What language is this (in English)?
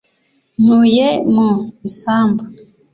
Kinyarwanda